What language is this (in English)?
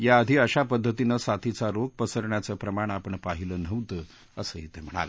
Marathi